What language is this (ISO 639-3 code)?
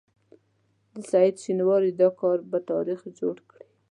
pus